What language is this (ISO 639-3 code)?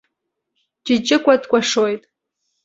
abk